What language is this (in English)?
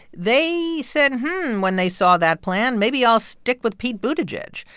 English